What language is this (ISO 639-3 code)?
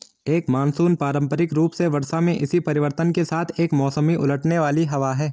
hin